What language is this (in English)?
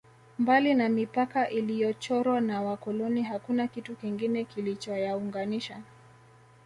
Swahili